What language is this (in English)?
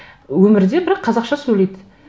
Kazakh